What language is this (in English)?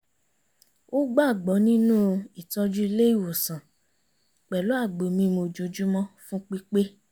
Yoruba